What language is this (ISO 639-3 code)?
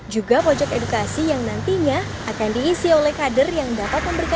ind